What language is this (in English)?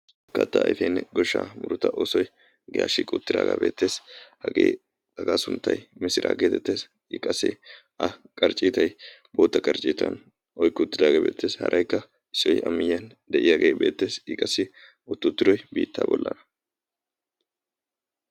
Wolaytta